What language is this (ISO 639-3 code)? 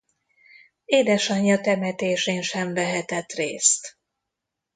hun